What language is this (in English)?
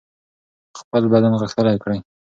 Pashto